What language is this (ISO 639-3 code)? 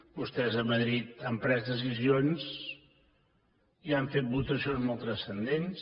cat